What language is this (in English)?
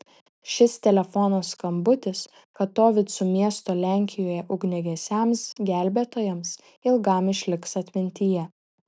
Lithuanian